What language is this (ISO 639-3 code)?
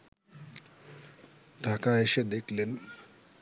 ben